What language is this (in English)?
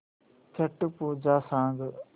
Marathi